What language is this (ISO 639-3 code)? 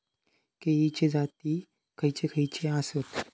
mar